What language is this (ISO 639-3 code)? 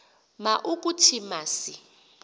xho